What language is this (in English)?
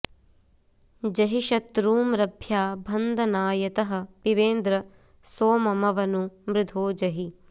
Sanskrit